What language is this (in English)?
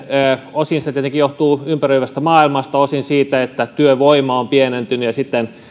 Finnish